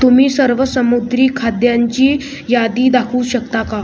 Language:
Marathi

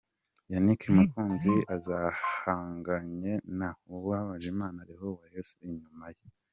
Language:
Kinyarwanda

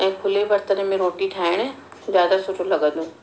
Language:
Sindhi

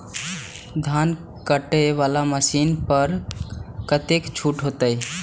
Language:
Maithili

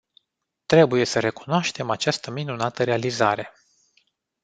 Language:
Romanian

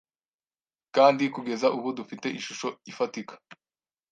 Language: Kinyarwanda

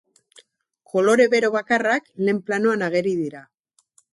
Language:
Basque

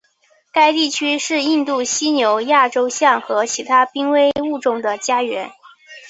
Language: Chinese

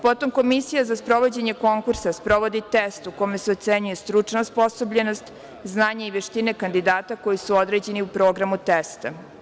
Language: Serbian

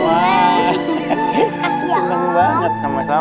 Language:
Indonesian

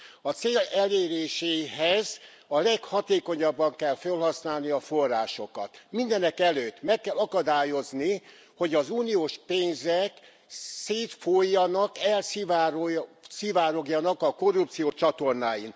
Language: Hungarian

